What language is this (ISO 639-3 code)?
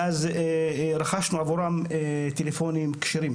heb